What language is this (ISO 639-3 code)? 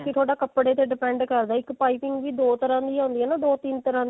pan